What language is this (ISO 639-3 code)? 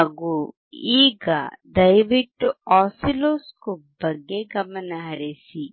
kan